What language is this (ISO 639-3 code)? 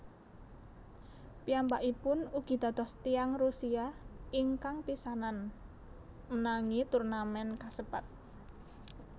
jav